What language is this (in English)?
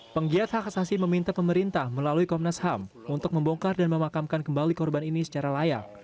Indonesian